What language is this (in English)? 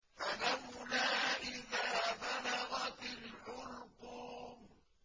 Arabic